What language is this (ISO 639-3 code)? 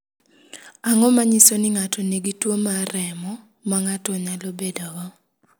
luo